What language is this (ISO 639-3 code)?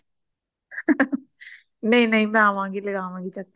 pan